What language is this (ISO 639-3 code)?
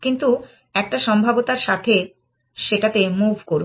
ben